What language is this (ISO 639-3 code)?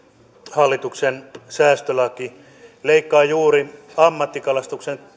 fin